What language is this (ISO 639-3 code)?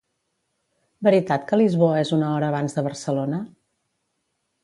cat